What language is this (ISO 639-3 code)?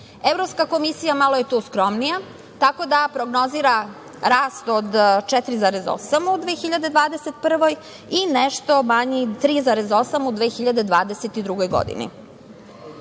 srp